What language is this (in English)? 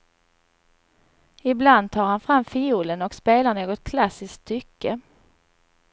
Swedish